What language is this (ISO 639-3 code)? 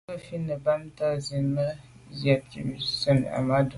byv